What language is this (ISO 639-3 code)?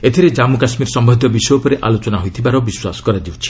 ori